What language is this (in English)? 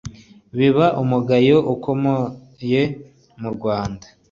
Kinyarwanda